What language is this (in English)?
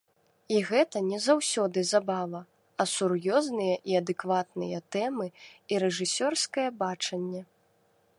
Belarusian